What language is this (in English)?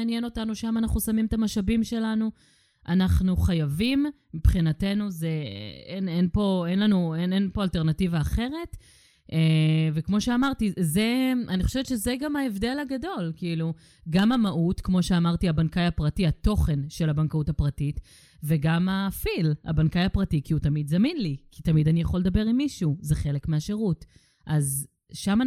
Hebrew